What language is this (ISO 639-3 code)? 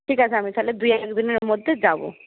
ben